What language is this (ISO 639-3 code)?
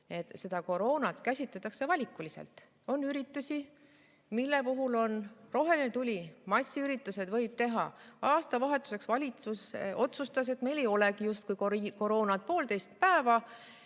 est